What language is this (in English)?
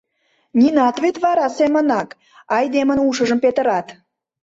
Mari